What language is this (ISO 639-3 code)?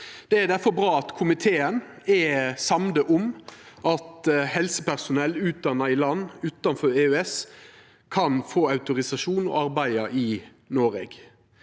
nor